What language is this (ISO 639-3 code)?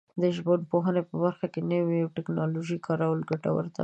pus